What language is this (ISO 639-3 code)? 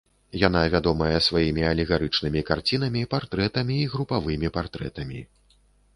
bel